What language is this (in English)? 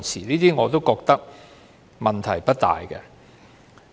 Cantonese